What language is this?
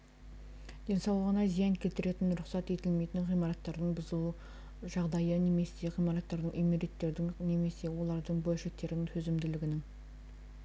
Kazakh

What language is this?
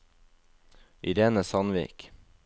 Norwegian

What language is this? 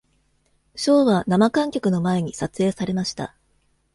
Japanese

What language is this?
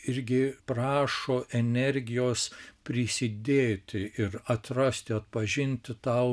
Lithuanian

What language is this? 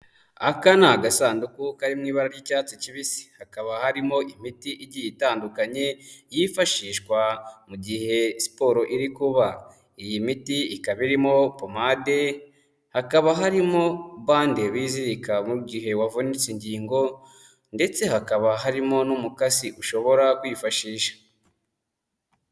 Kinyarwanda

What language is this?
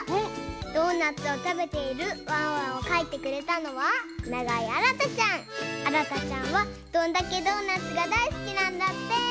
Japanese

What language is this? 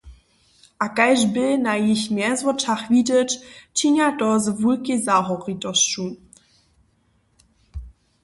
Upper Sorbian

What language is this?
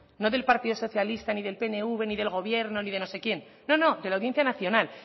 Spanish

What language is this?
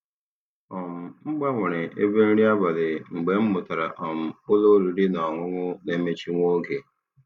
Igbo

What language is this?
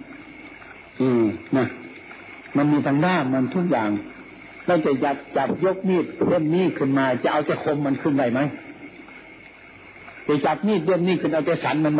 Thai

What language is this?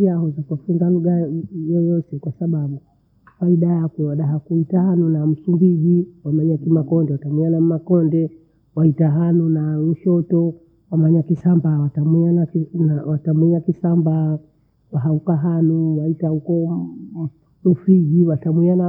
Bondei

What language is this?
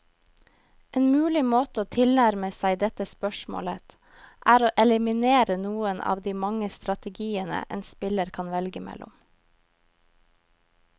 Norwegian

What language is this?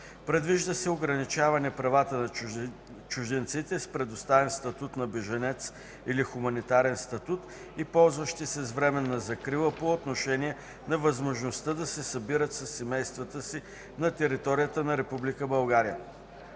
Bulgarian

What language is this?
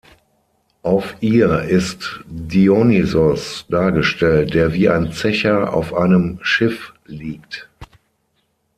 German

